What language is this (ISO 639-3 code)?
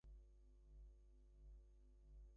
eng